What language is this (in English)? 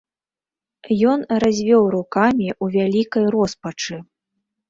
Belarusian